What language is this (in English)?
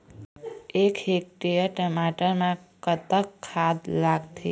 Chhattisgarhi